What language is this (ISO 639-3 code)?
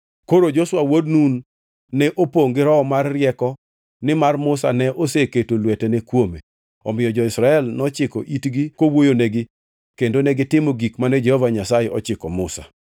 luo